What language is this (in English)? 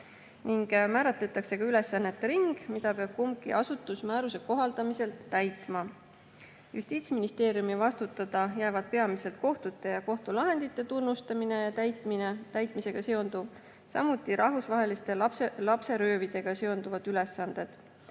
Estonian